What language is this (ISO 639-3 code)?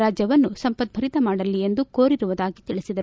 kan